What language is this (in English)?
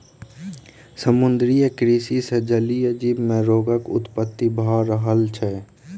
Maithili